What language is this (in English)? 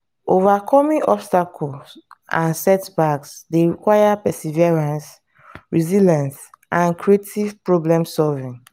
Nigerian Pidgin